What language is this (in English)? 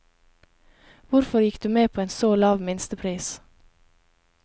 Norwegian